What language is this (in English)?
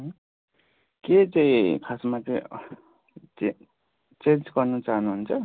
Nepali